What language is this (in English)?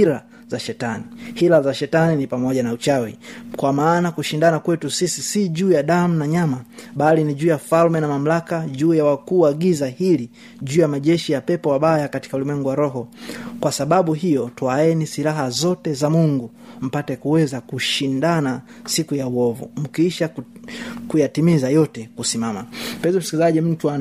Swahili